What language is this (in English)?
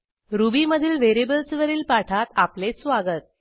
Marathi